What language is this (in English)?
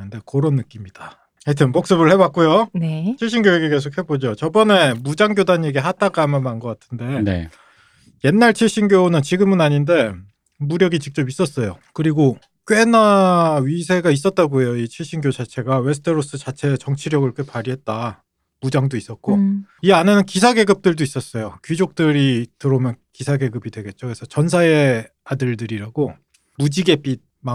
Korean